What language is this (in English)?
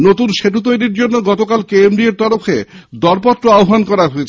Bangla